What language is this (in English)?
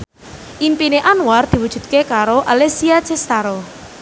Javanese